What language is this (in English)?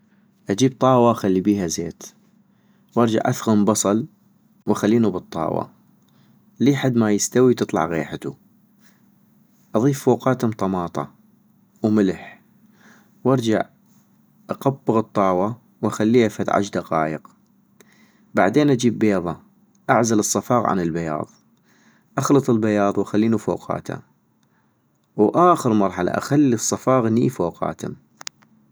North Mesopotamian Arabic